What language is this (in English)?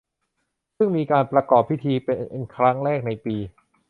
Thai